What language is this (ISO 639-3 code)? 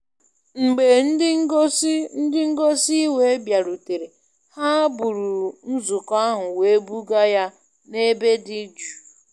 ibo